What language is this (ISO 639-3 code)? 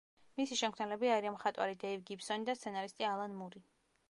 kat